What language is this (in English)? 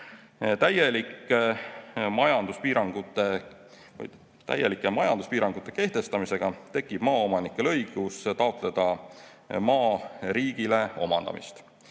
Estonian